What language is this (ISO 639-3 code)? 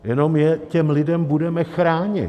ces